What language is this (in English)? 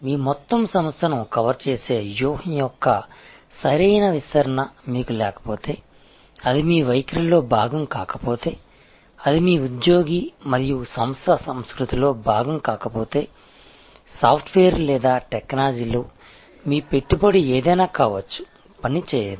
Telugu